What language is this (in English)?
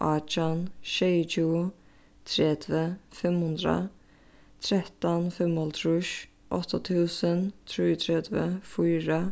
Faroese